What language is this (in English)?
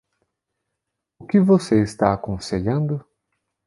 Portuguese